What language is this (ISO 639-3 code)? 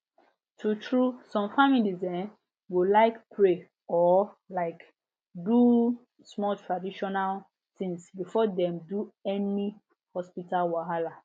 pcm